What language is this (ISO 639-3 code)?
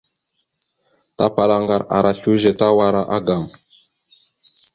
mxu